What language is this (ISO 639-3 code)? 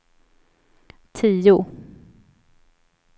swe